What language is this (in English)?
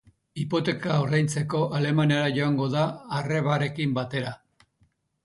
Basque